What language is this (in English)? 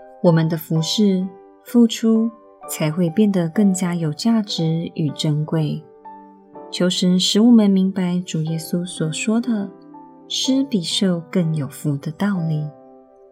Chinese